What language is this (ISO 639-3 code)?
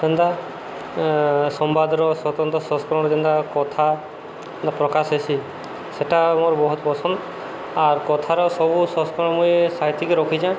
ori